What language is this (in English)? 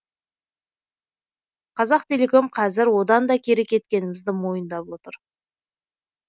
Kazakh